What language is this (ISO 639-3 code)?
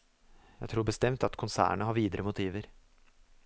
nor